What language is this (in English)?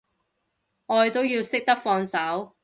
Cantonese